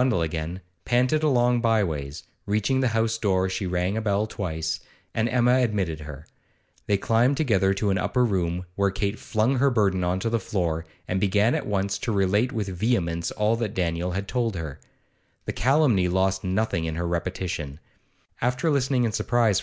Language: English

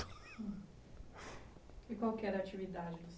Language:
Portuguese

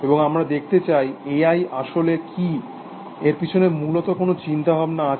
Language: Bangla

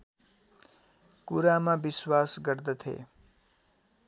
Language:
Nepali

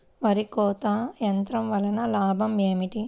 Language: Telugu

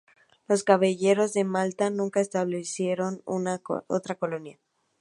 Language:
Spanish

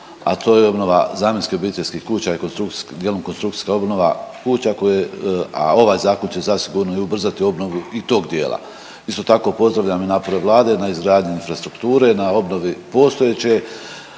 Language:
Croatian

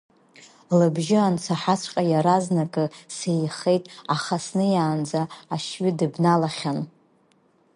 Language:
Abkhazian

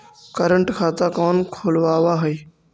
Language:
Magahi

